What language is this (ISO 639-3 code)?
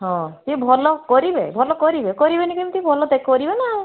ori